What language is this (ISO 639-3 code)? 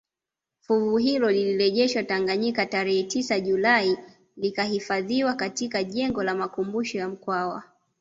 swa